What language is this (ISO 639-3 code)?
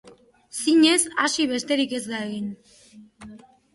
eus